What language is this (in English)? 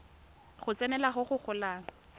Tswana